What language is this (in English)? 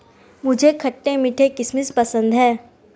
Hindi